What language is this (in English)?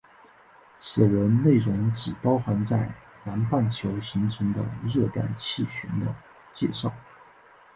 Chinese